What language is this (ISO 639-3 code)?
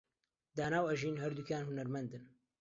ckb